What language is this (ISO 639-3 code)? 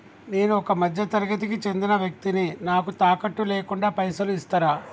tel